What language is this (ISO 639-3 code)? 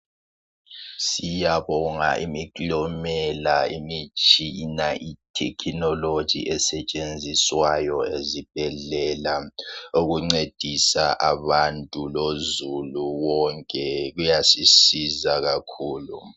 nde